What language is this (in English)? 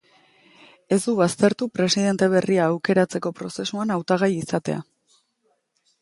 Basque